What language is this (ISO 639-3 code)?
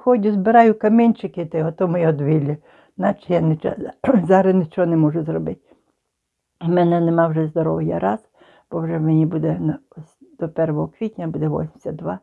ukr